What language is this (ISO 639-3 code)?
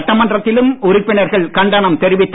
tam